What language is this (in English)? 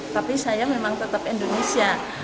Indonesian